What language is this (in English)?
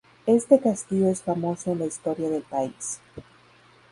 Spanish